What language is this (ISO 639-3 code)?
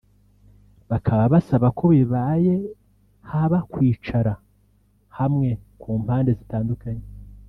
kin